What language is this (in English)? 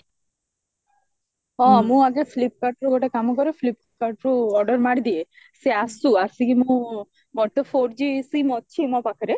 Odia